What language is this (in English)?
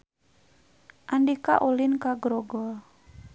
Sundanese